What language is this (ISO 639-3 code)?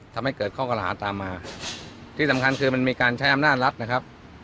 tha